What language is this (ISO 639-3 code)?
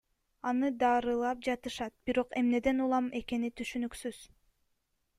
kir